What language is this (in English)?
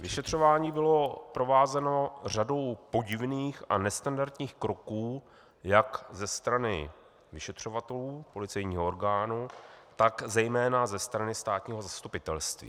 Czech